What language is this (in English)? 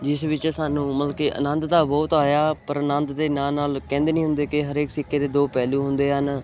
Punjabi